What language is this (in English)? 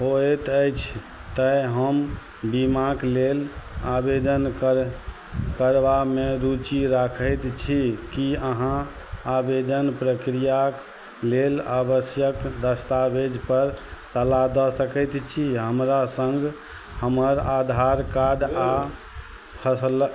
Maithili